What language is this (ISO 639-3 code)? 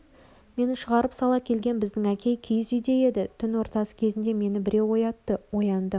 kaz